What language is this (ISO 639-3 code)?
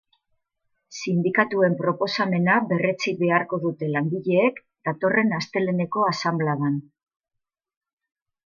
eus